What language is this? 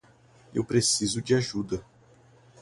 Portuguese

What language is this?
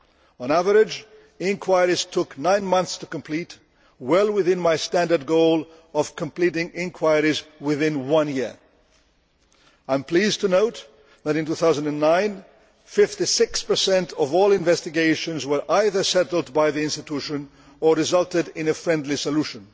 English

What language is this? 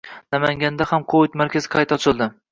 Uzbek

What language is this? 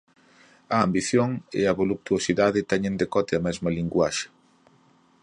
Galician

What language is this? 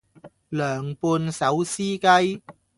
Cantonese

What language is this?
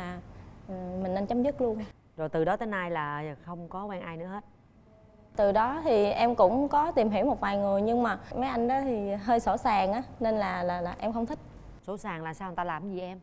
Vietnamese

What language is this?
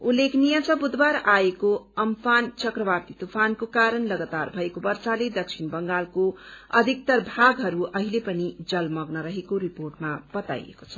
Nepali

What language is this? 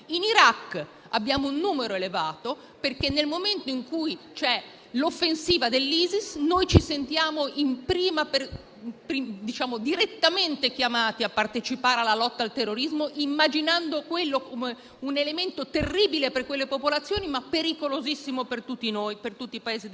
Italian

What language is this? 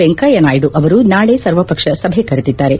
Kannada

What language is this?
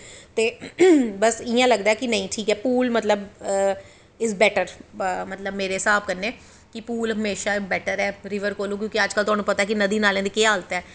Dogri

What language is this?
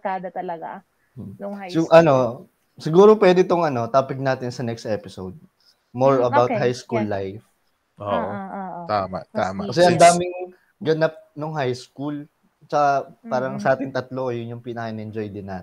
Filipino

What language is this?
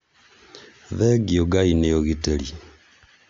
Kikuyu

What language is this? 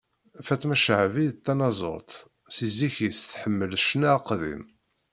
Kabyle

